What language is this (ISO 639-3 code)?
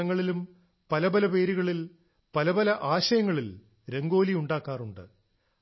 mal